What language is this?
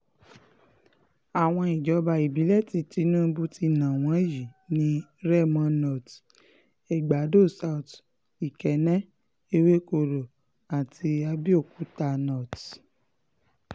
Yoruba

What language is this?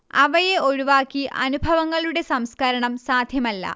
Malayalam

